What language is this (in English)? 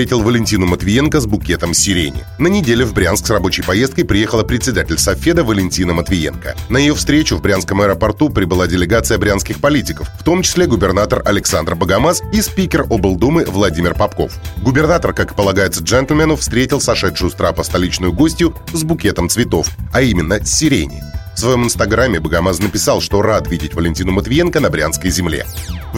Russian